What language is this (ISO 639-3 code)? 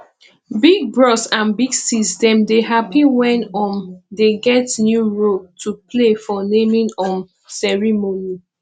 pcm